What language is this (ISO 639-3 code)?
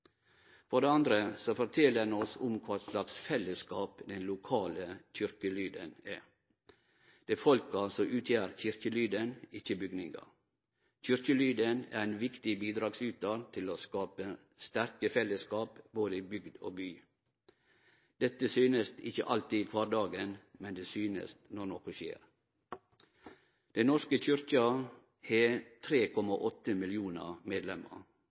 nno